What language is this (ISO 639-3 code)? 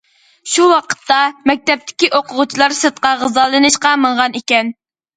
uig